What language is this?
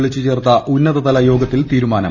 Malayalam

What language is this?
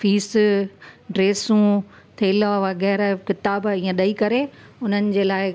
Sindhi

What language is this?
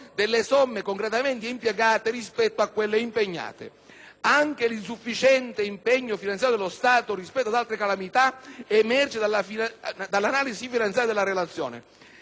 Italian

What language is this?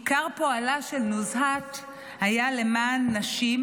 Hebrew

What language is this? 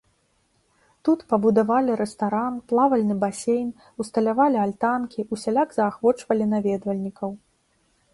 Belarusian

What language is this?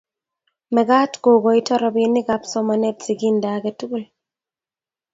Kalenjin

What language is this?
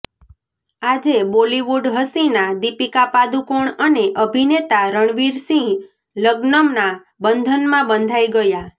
Gujarati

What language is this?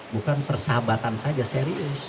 Indonesian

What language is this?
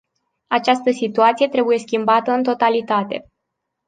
Romanian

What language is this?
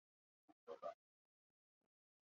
Chinese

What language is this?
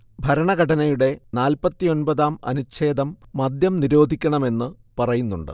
Malayalam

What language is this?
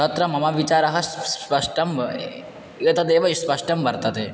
Sanskrit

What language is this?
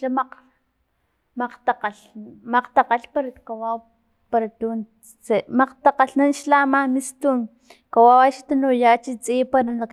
Filomena Mata-Coahuitlán Totonac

